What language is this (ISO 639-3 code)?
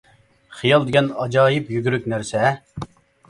uig